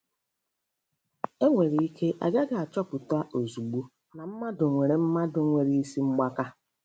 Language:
Igbo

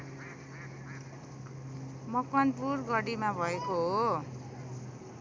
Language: Nepali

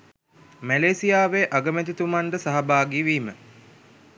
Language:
Sinhala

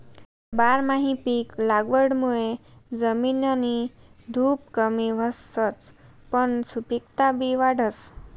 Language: Marathi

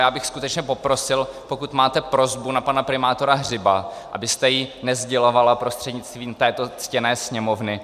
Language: Czech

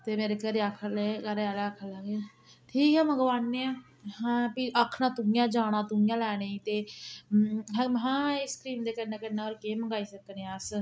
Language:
Dogri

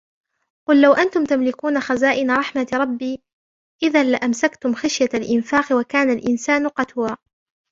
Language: Arabic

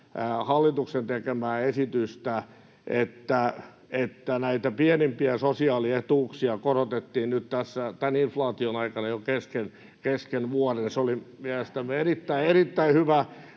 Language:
Finnish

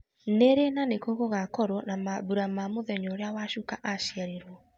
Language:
Kikuyu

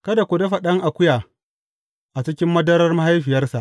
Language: Hausa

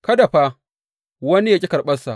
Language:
Hausa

